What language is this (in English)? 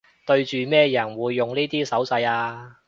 Cantonese